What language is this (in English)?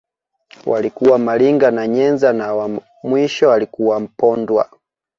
Swahili